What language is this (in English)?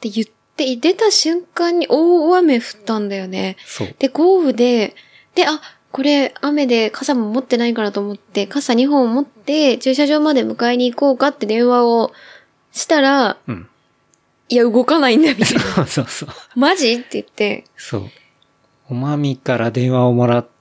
Japanese